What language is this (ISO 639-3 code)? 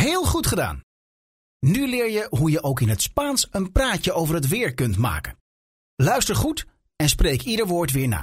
nld